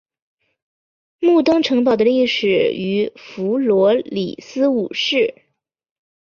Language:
Chinese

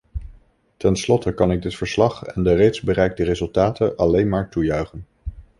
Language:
Dutch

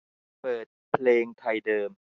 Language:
Thai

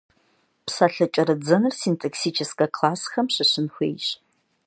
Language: Kabardian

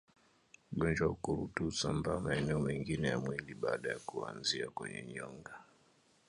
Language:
Swahili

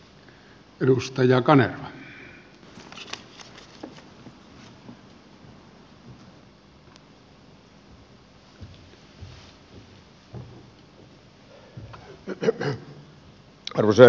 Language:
Finnish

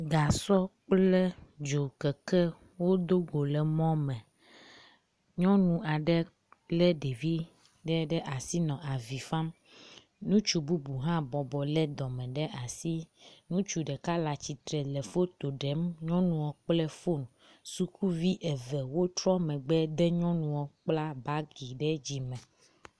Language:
Ewe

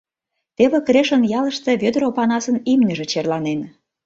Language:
Mari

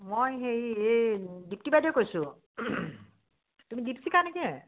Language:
Assamese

